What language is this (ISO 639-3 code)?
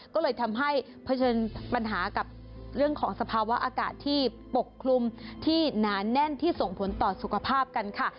tha